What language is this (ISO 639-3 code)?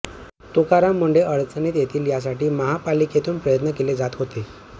mar